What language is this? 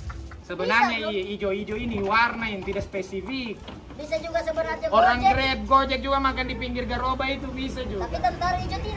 Indonesian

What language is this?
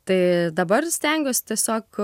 Lithuanian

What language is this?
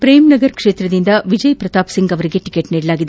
Kannada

